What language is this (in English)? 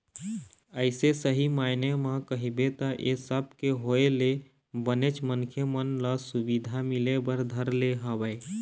Chhattisgarhi